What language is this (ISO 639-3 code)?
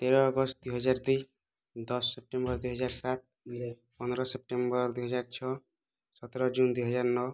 ori